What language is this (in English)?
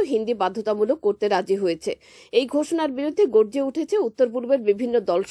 Polish